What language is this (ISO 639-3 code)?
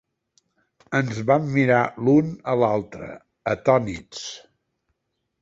cat